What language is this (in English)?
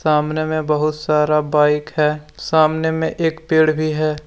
Hindi